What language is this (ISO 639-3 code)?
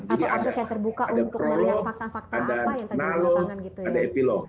ind